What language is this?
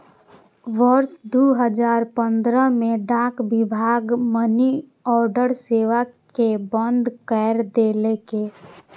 Maithili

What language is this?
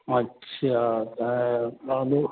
Sindhi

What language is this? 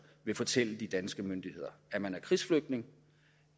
Danish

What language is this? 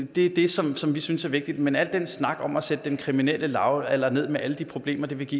Danish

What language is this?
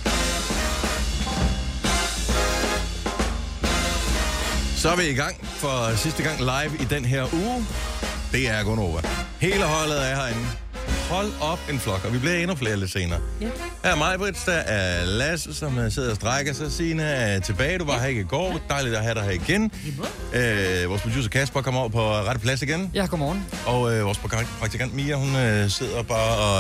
Danish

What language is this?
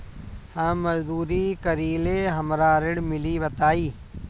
Bhojpuri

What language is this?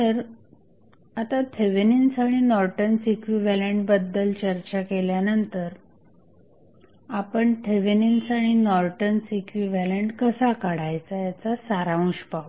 Marathi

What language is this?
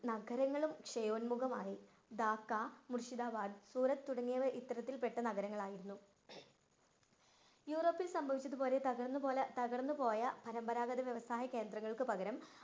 Malayalam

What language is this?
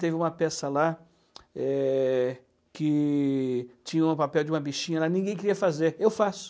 Portuguese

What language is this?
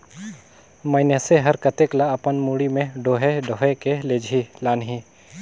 Chhattisgarhi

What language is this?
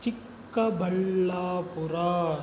Kannada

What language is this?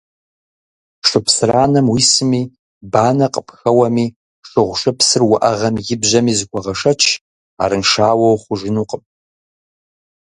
Kabardian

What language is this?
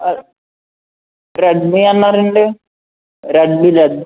Telugu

